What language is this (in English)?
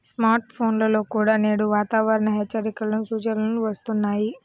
Telugu